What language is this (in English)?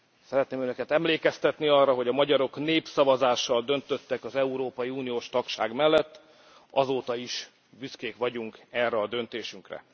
Hungarian